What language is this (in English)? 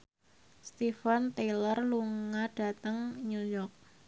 Javanese